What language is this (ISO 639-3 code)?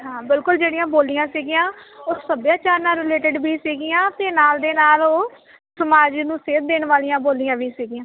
pan